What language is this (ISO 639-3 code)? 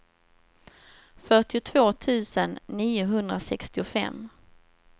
swe